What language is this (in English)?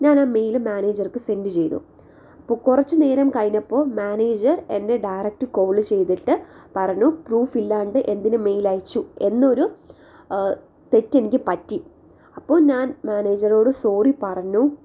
Malayalam